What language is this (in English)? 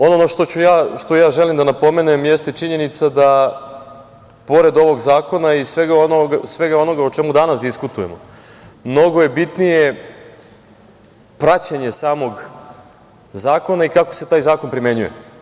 Serbian